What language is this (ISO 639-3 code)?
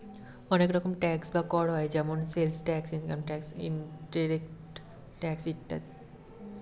ben